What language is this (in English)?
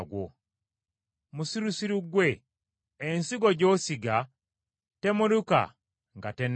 Ganda